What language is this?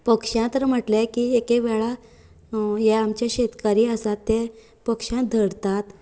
Konkani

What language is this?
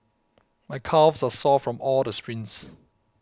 English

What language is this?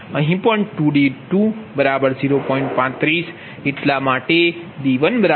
Gujarati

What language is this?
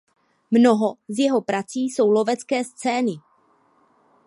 Czech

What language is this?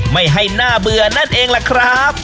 Thai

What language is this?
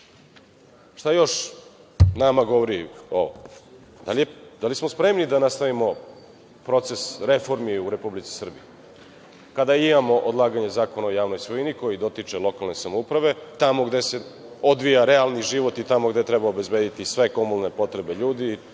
Serbian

